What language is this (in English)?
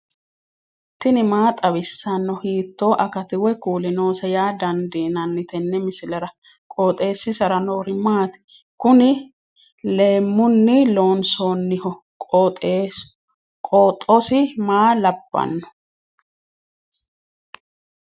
Sidamo